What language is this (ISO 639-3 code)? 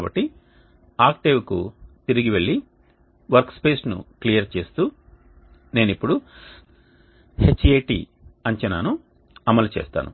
tel